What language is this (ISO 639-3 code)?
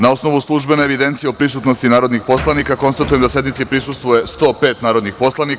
srp